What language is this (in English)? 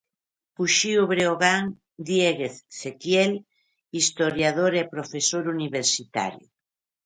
Galician